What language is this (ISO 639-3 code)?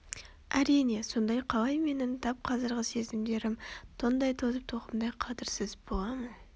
kaz